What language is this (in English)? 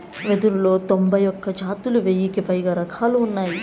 Telugu